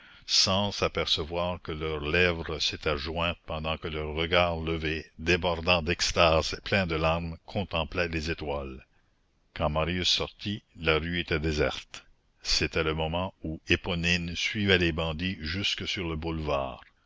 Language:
French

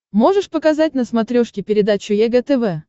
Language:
Russian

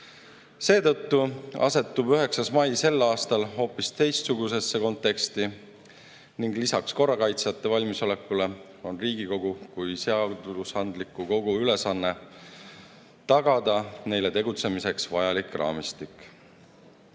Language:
Estonian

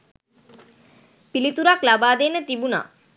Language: Sinhala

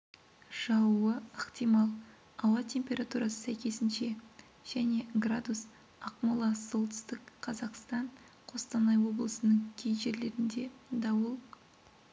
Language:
Kazakh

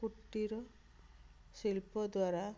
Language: Odia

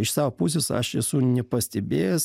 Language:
Lithuanian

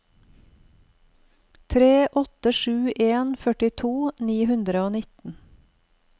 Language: Norwegian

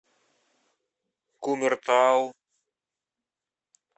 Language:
Russian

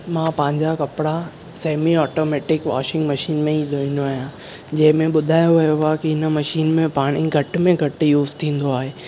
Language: Sindhi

